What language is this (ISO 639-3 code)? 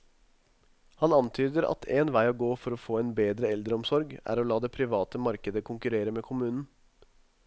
nor